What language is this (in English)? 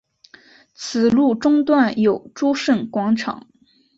Chinese